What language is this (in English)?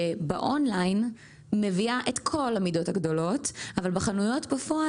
Hebrew